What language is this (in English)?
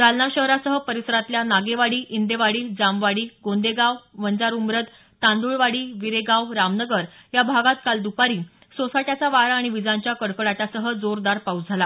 Marathi